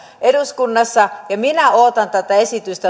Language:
Finnish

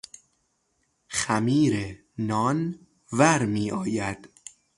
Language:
Persian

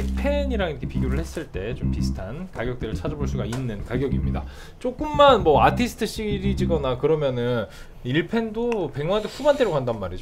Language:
Korean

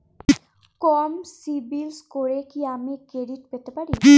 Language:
Bangla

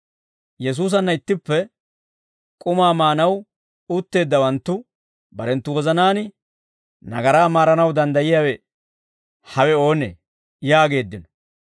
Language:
Dawro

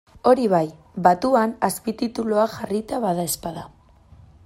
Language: Basque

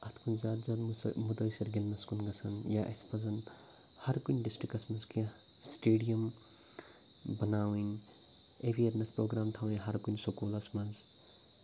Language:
Kashmiri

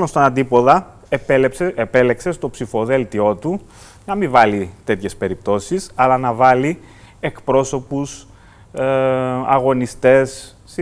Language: Greek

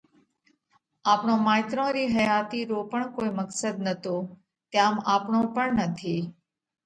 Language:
Parkari Koli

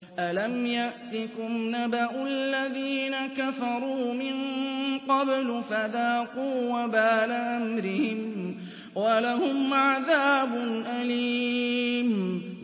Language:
Arabic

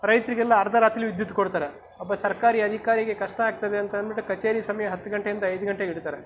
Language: Kannada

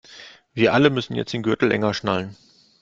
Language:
German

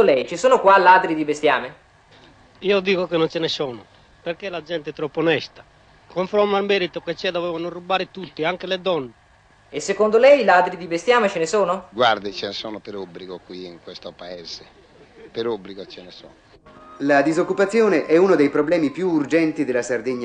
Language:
Italian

